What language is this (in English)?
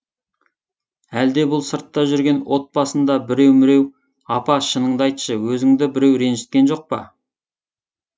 Kazakh